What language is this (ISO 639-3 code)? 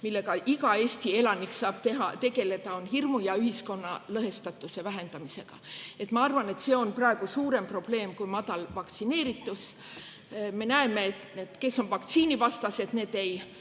est